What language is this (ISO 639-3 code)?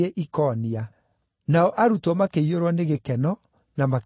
kik